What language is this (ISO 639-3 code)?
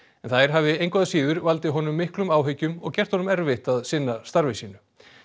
isl